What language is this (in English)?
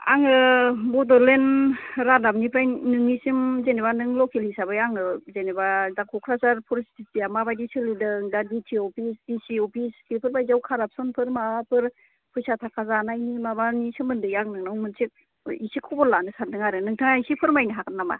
Bodo